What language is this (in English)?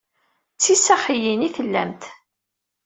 Kabyle